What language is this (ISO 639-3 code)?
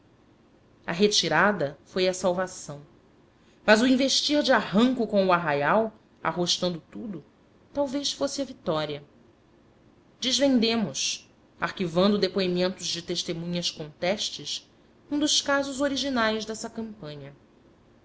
por